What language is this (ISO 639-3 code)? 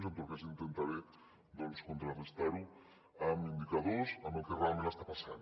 cat